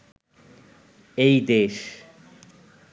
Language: Bangla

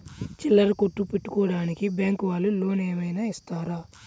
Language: Telugu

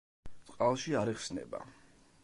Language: Georgian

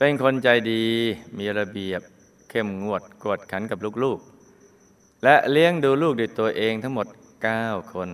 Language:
Thai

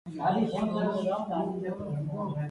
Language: Goaria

